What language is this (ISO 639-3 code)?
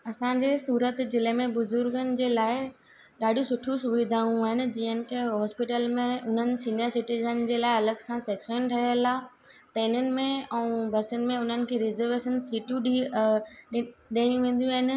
snd